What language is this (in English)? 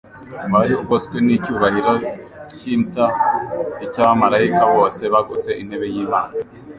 Kinyarwanda